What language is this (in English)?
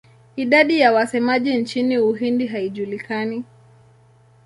Swahili